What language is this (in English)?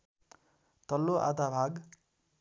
Nepali